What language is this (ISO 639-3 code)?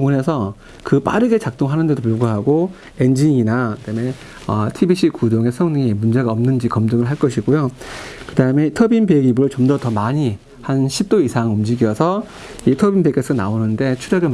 kor